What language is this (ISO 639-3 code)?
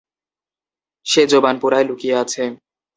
ben